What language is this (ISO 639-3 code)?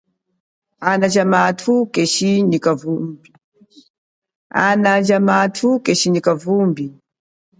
cjk